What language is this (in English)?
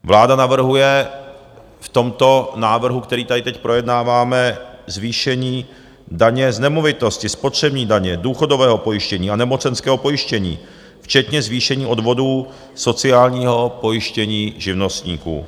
Czech